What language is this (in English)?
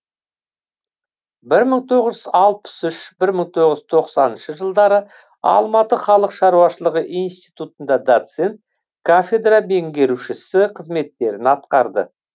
Kazakh